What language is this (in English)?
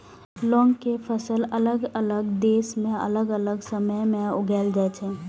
Maithili